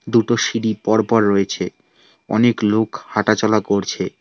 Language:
Bangla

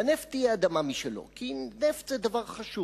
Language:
Hebrew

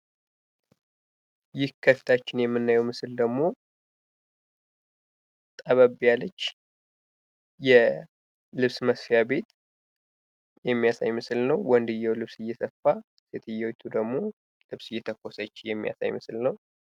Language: Amharic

